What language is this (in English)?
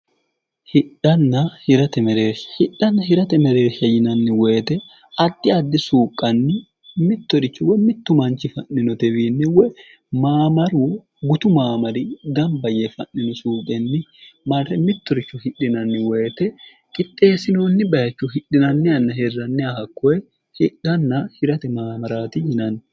Sidamo